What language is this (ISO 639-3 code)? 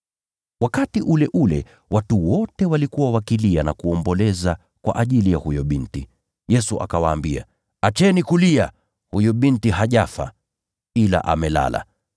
swa